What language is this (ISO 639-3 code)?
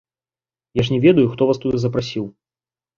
bel